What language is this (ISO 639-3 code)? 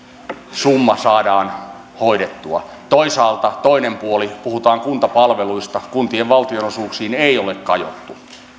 fin